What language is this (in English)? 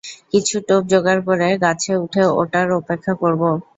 Bangla